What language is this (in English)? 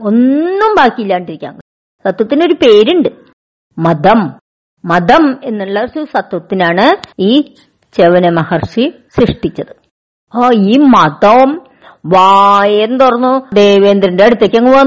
Malayalam